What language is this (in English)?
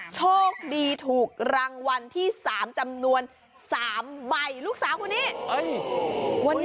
Thai